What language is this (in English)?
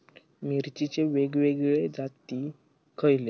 Marathi